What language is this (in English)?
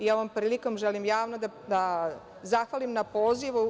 Serbian